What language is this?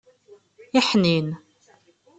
Kabyle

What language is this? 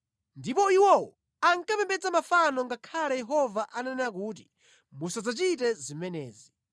Nyanja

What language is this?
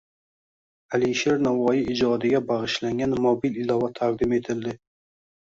Uzbek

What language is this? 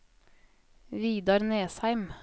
Norwegian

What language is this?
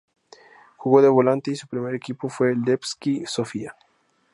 Spanish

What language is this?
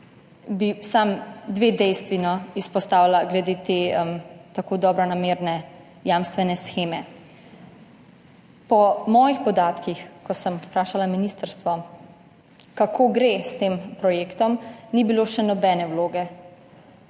Slovenian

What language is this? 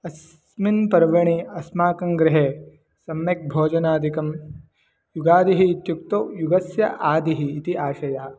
Sanskrit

